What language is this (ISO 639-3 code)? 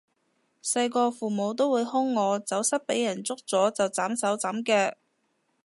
yue